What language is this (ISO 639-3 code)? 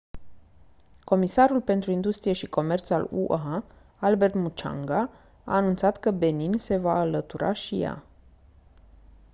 ron